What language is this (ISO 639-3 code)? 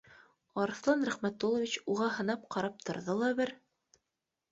bak